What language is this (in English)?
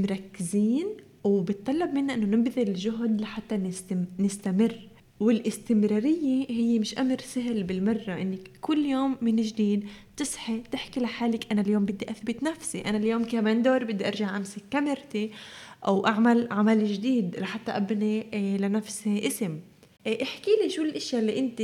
Arabic